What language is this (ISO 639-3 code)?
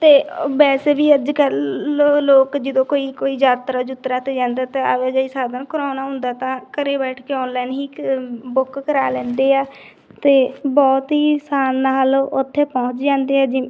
pan